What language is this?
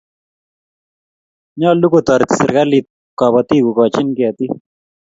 Kalenjin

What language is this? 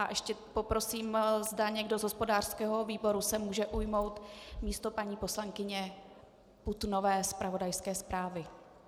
Czech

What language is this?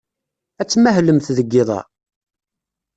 Kabyle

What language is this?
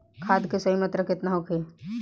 Bhojpuri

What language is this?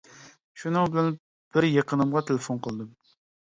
Uyghur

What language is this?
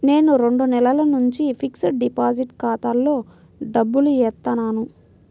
Telugu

